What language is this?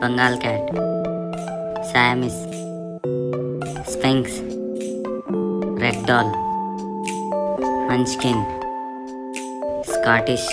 Hindi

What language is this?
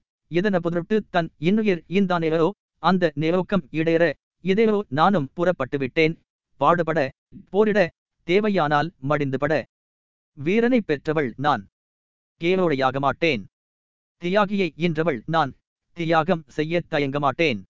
Tamil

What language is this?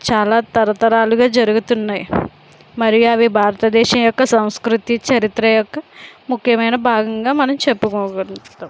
Telugu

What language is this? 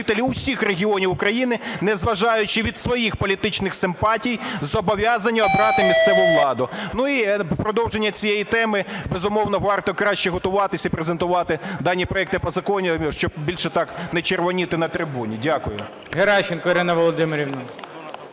Ukrainian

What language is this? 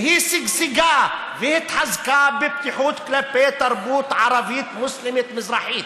Hebrew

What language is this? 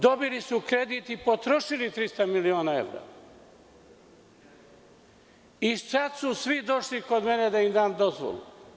Serbian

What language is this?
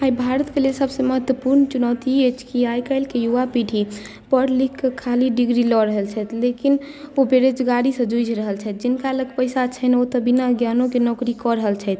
Maithili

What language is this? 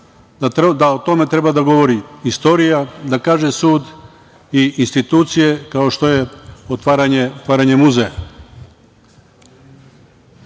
Serbian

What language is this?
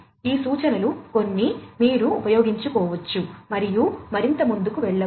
Telugu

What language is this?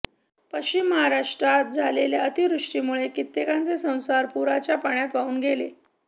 Marathi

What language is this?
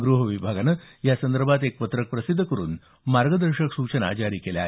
Marathi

